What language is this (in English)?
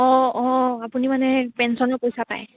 Assamese